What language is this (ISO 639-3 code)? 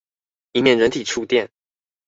zho